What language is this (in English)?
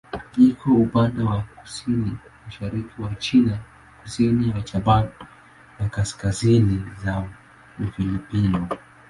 Swahili